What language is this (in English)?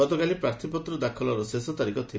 Odia